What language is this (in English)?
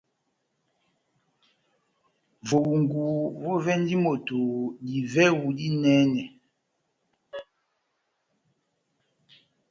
Batanga